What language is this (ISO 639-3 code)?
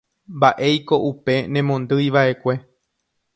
grn